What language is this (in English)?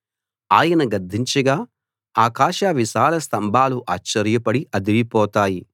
Telugu